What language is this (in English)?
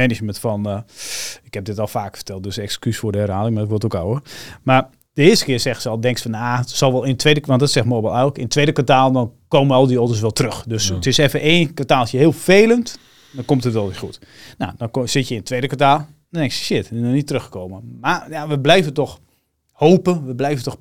Dutch